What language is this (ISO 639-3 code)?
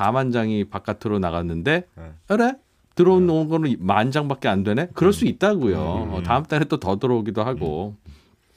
kor